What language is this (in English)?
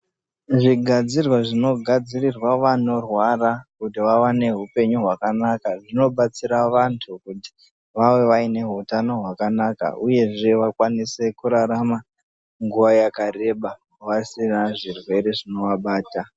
Ndau